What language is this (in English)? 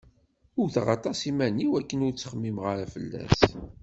Kabyle